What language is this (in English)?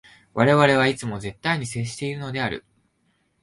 Japanese